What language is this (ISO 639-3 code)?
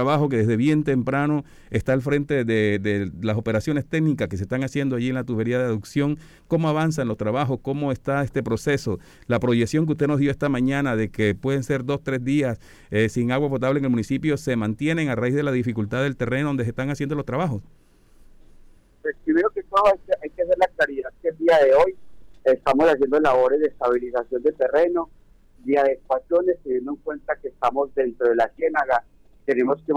spa